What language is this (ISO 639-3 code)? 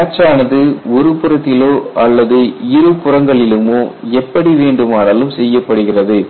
tam